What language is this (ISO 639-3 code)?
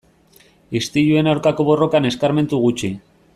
eus